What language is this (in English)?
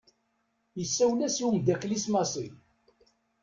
Kabyle